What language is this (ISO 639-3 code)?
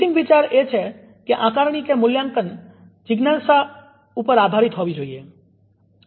guj